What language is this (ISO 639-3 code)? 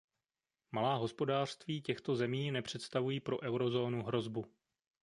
ces